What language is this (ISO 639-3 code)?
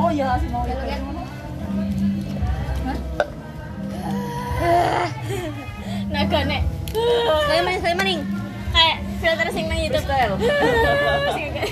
ind